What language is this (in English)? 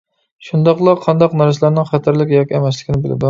Uyghur